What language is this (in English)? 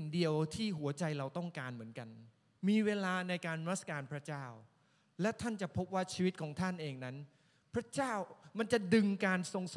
Thai